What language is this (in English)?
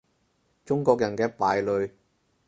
Cantonese